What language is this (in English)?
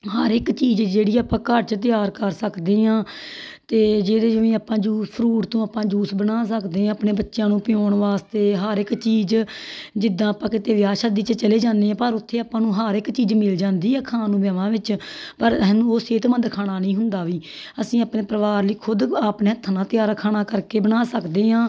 Punjabi